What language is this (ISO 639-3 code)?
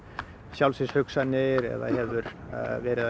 isl